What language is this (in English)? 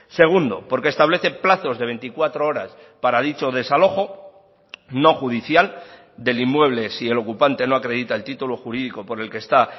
Spanish